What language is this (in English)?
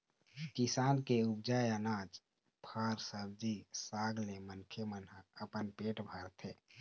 Chhattisgarhi